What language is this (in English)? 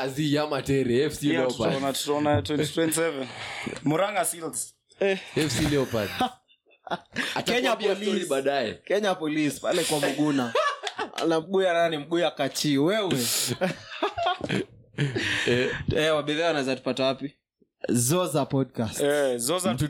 Swahili